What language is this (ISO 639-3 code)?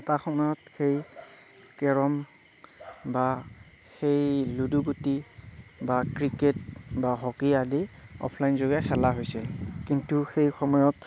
asm